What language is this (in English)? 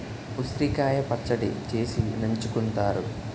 Telugu